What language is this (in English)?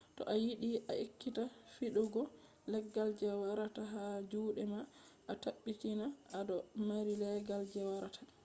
Fula